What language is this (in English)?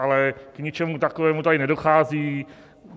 Czech